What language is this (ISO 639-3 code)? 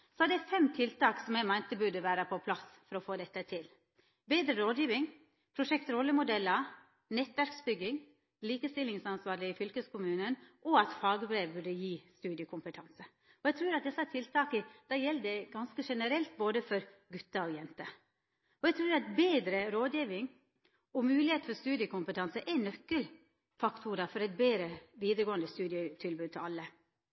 nno